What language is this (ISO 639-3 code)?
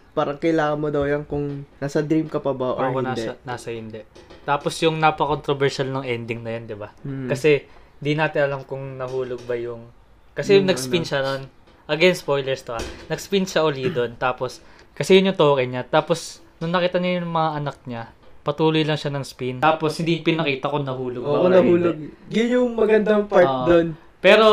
fil